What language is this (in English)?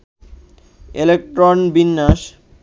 Bangla